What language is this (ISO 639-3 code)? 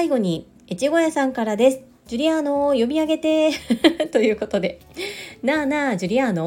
jpn